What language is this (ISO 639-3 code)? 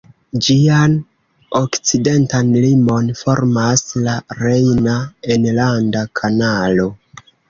epo